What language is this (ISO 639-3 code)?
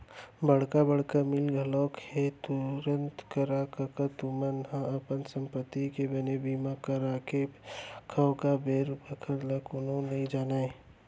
hne